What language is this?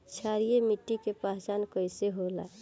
Bhojpuri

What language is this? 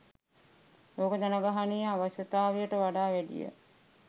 Sinhala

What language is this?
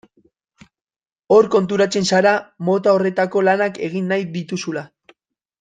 Basque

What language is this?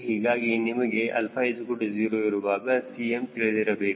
Kannada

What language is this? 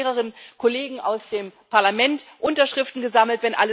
German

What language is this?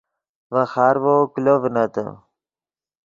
Yidgha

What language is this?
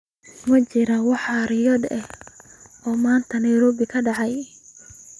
Somali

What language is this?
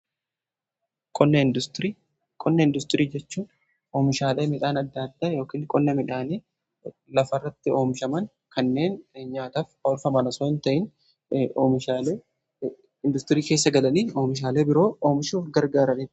Oromo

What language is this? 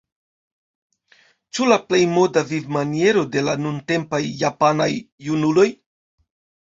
Esperanto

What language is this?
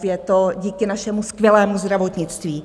Czech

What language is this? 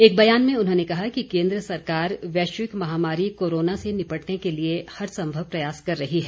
Hindi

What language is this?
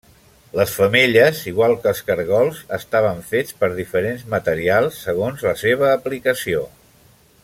Catalan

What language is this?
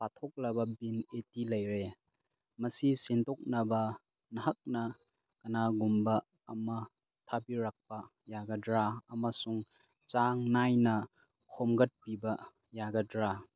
Manipuri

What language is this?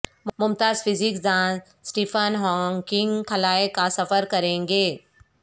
Urdu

